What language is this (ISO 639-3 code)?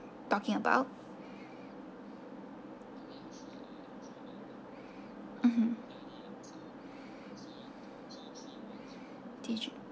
eng